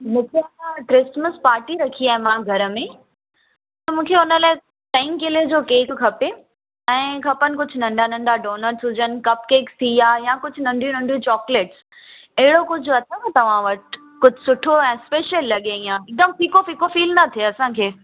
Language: Sindhi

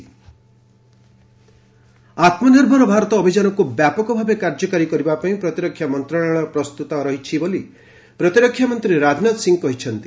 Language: Odia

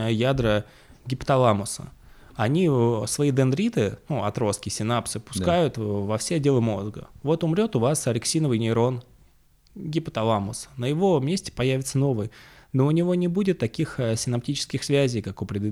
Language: Russian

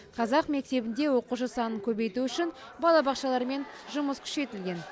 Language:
Kazakh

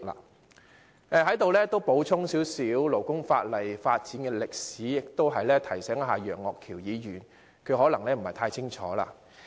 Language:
Cantonese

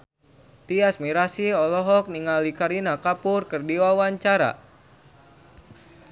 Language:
Sundanese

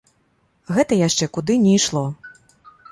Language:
Belarusian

